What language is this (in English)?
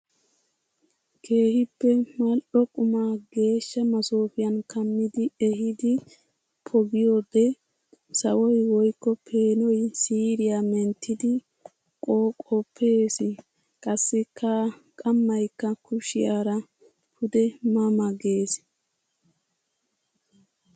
Wolaytta